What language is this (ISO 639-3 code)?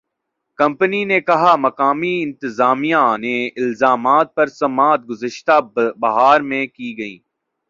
urd